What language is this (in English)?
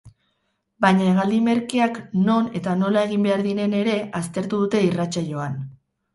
Basque